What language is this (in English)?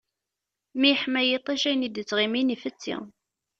Kabyle